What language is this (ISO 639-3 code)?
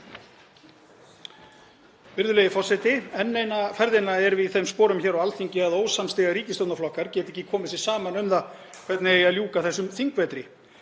isl